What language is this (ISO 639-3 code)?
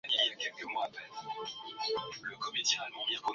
swa